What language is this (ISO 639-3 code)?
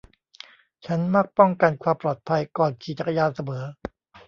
tha